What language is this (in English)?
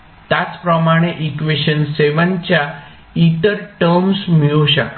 Marathi